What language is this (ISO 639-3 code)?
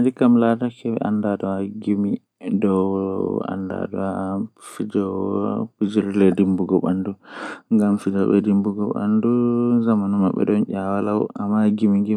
fuh